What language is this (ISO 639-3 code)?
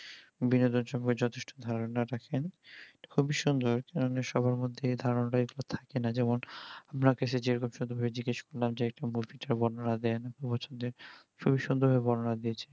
ben